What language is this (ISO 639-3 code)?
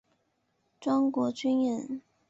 zho